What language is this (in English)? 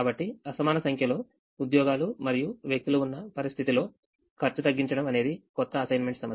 Telugu